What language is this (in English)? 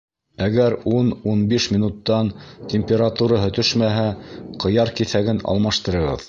Bashkir